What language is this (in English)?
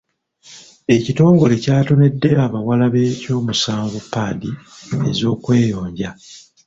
Ganda